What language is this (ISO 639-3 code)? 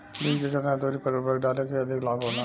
bho